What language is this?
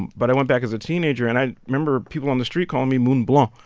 English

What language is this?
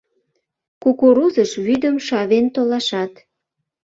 Mari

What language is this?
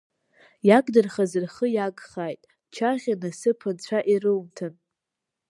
Abkhazian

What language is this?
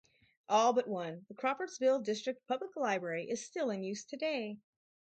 English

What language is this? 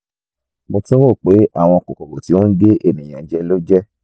Yoruba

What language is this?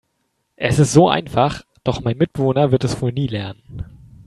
German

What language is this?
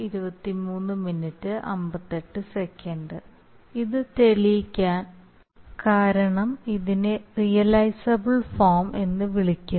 Malayalam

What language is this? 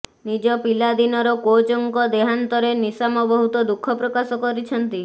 Odia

